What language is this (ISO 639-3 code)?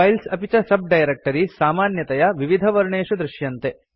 san